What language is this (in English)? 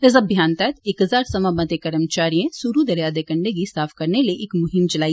Dogri